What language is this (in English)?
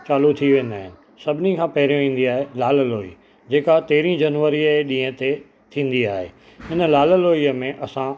Sindhi